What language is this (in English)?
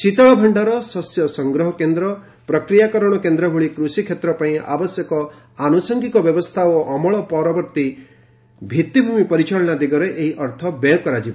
Odia